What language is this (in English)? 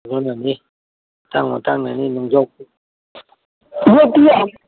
Manipuri